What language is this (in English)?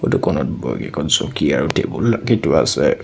Assamese